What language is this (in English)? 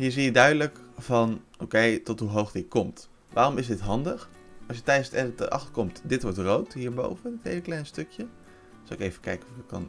Dutch